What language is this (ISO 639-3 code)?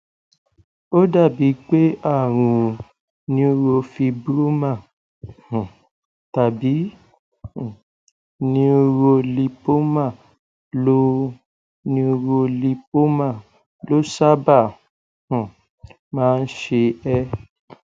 yor